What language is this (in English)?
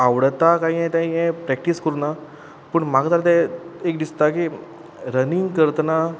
Konkani